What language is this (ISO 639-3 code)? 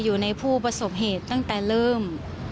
tha